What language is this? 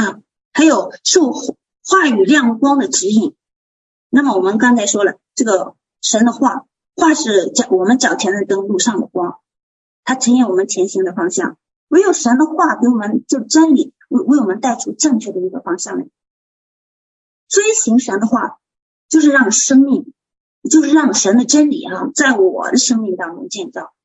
Chinese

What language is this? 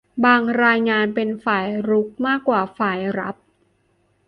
Thai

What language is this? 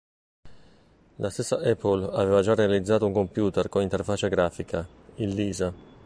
Italian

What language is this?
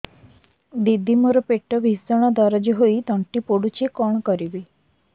Odia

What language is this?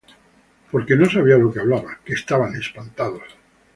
Spanish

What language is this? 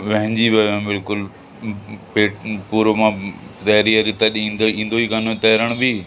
Sindhi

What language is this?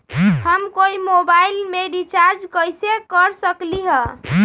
Magahi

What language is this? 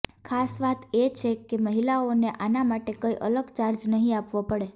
Gujarati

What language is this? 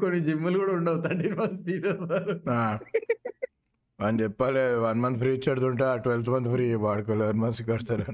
Telugu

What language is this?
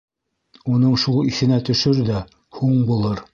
Bashkir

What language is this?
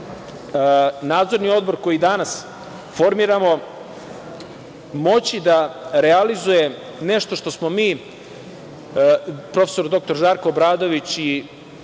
Serbian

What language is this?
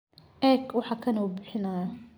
Somali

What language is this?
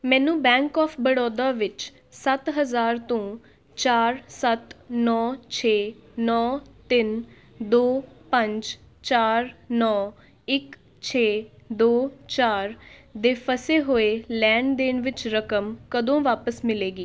Punjabi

